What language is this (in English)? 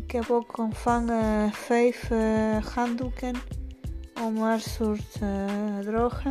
Dutch